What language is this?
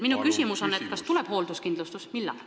Estonian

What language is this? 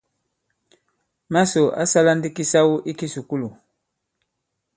Bankon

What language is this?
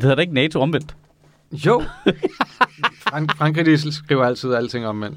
Danish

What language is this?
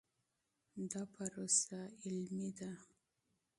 Pashto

